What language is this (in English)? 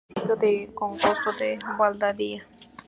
Spanish